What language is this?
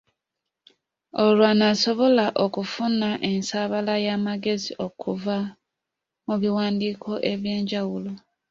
Ganda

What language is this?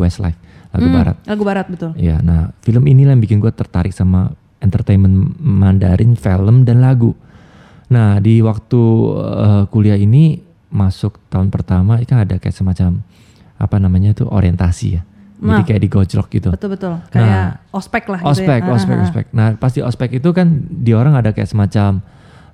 Indonesian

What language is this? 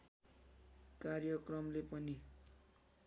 Nepali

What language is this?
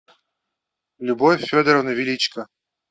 Russian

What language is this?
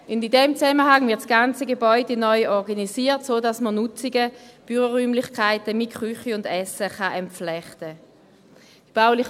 Swiss German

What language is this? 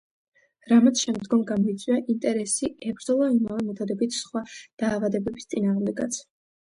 Georgian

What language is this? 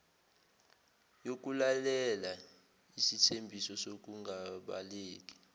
Zulu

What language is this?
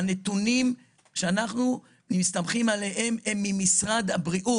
Hebrew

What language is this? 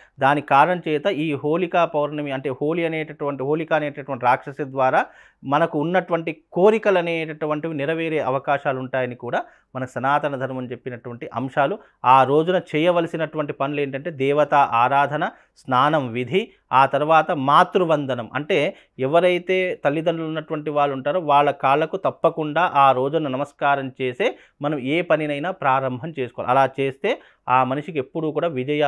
Telugu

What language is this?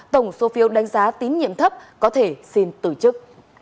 Vietnamese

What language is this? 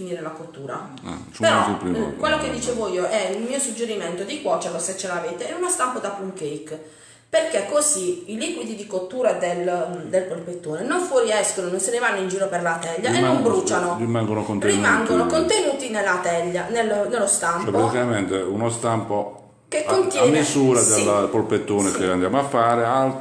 Italian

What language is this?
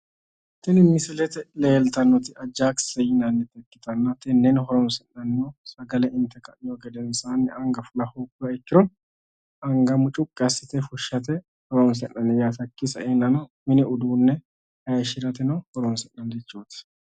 Sidamo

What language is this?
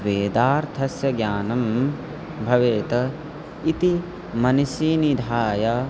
Sanskrit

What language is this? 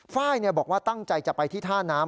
Thai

